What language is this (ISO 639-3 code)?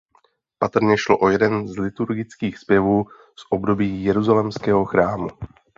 ces